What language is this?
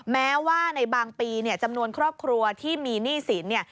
Thai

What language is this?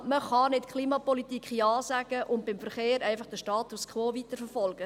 Swiss German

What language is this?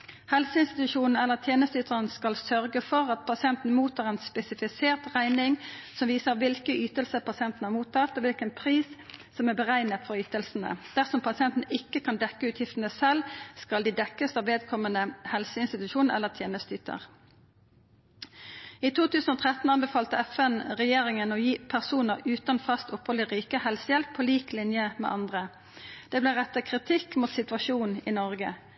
Norwegian Nynorsk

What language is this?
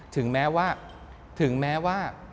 Thai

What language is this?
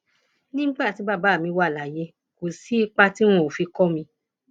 Yoruba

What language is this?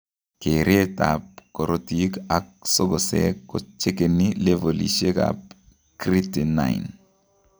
Kalenjin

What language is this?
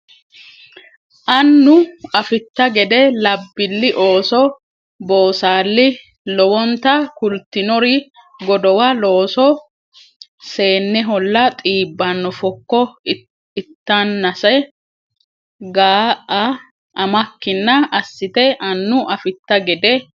Sidamo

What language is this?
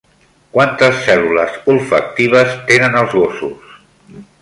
Catalan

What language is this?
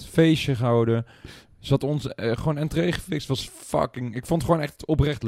Dutch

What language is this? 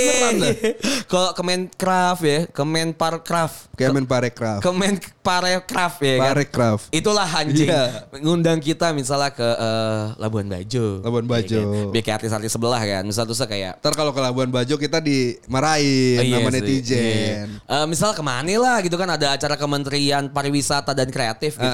Indonesian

